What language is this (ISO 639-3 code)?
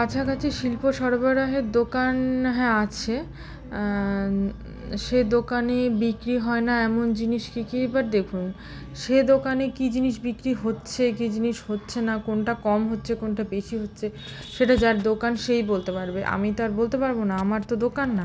ben